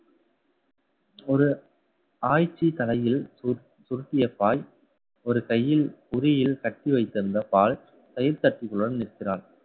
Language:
Tamil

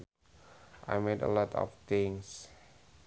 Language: Sundanese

